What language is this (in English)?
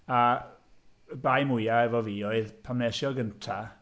Welsh